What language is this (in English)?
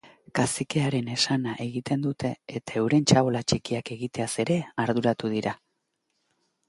Basque